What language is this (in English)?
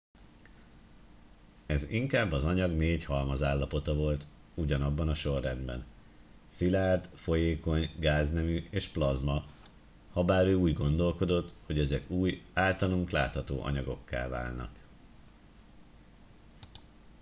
Hungarian